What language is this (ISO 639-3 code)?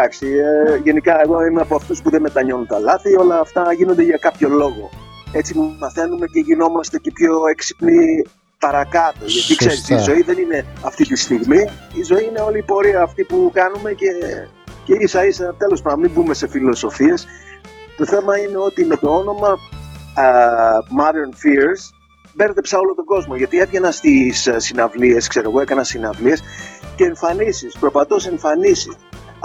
ell